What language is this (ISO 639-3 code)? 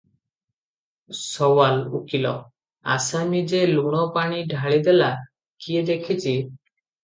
ori